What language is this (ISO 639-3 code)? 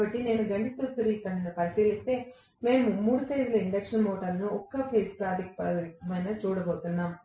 tel